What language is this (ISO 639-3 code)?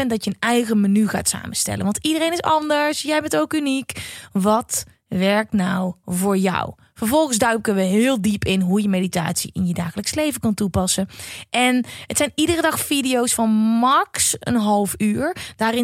nld